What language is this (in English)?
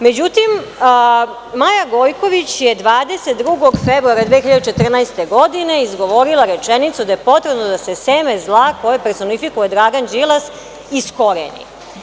Serbian